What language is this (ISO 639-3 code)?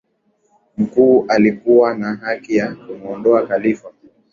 swa